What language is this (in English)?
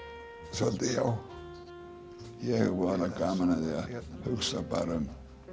Icelandic